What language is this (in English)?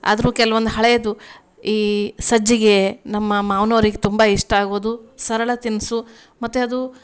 Kannada